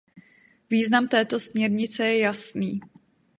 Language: Czech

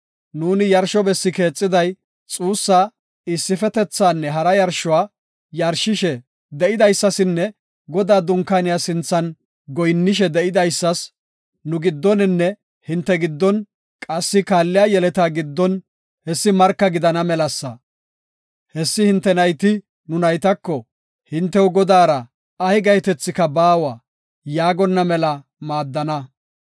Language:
Gofa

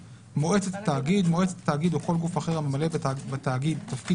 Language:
Hebrew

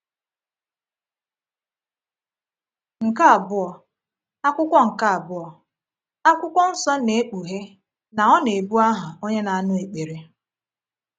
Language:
Igbo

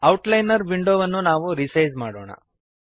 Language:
Kannada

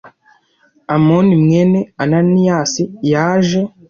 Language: Kinyarwanda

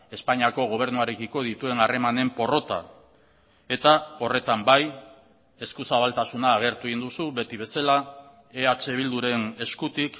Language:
Basque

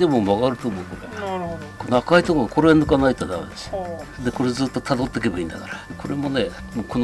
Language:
Japanese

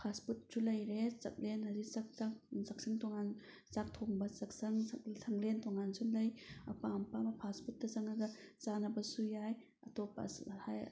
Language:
Manipuri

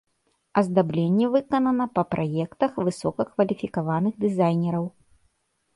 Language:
Belarusian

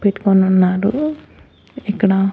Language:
Telugu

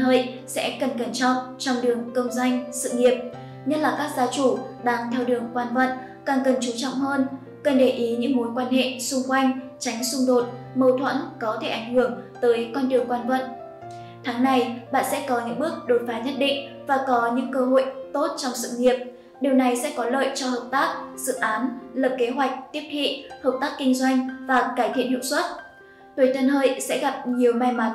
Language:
Vietnamese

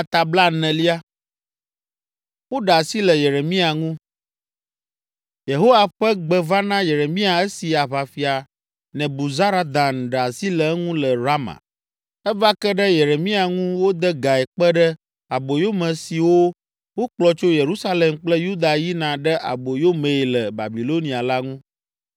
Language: Ewe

